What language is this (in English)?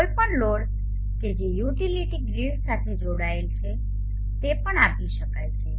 Gujarati